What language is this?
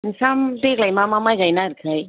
Bodo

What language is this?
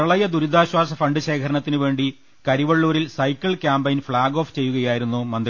Malayalam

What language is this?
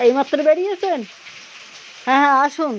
Bangla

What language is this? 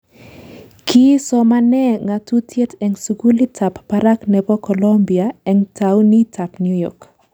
Kalenjin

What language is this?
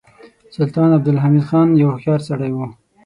Pashto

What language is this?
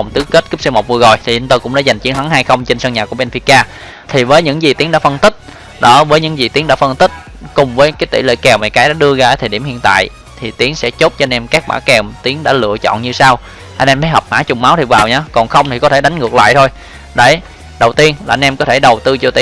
Vietnamese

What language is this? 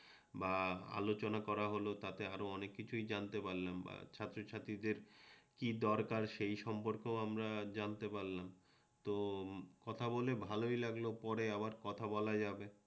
Bangla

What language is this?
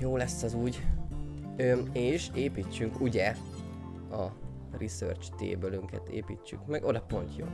Hungarian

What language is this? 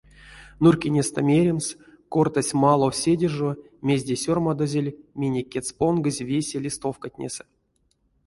Erzya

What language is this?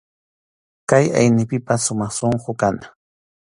Arequipa-La Unión Quechua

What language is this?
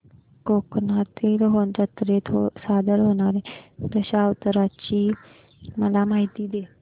Marathi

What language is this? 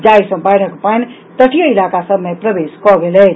Maithili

